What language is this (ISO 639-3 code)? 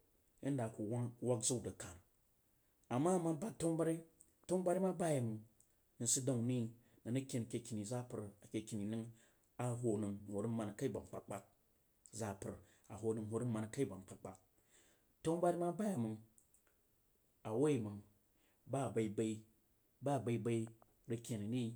juo